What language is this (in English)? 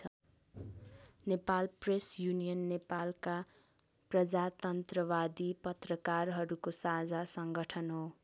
Nepali